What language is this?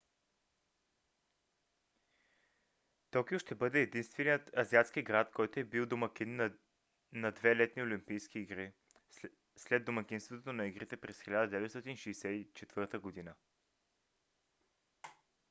Bulgarian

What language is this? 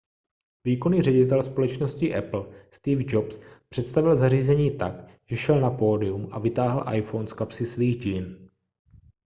Czech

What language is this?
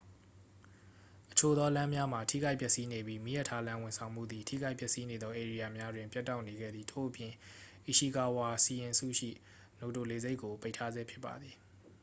Burmese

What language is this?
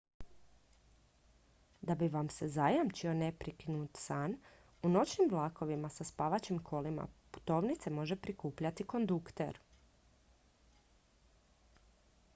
Croatian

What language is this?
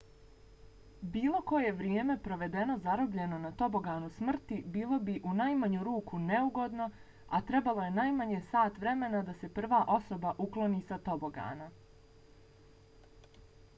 Bosnian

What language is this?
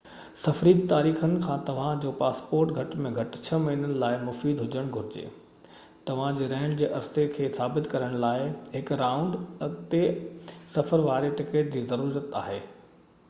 Sindhi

